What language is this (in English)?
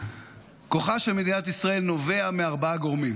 Hebrew